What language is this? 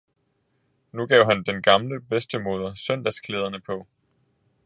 Danish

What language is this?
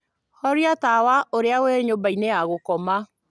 Kikuyu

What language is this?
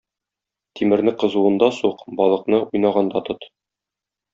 Tatar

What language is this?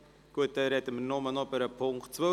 Swiss German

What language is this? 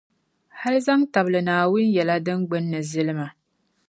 Dagbani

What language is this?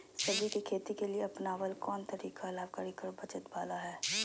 Magahi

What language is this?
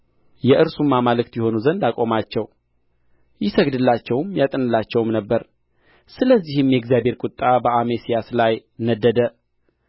Amharic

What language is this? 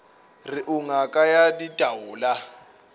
Northern Sotho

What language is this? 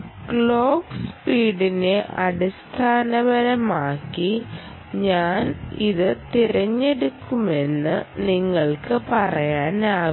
Malayalam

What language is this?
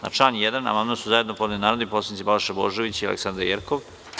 Serbian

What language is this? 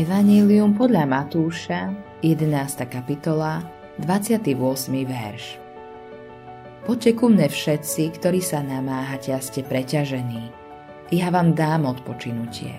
Slovak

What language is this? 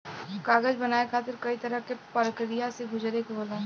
Bhojpuri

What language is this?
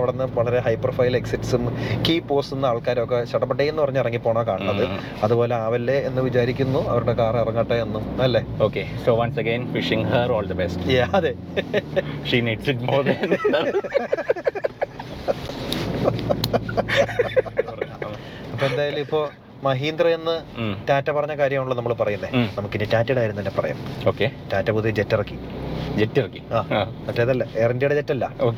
Malayalam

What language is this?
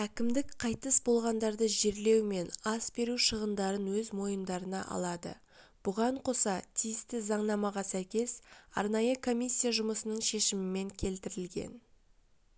Kazakh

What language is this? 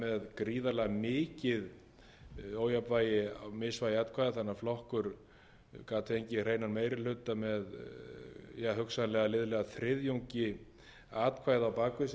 Icelandic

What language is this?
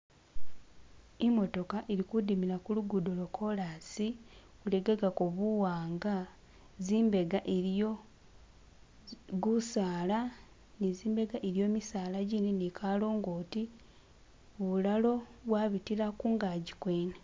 Masaaba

